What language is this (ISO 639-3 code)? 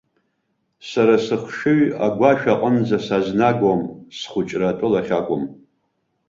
abk